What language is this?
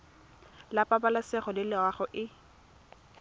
Tswana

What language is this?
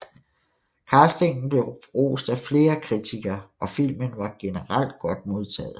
Danish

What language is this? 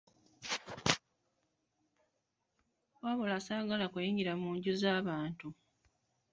Ganda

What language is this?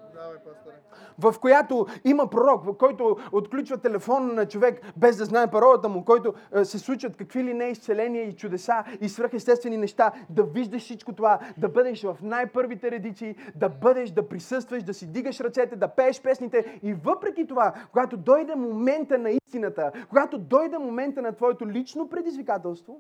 Bulgarian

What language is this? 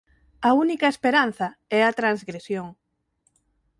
Galician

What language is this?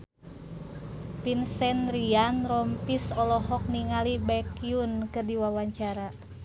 Sundanese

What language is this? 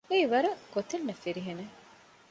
Divehi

